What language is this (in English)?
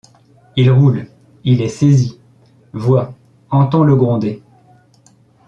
French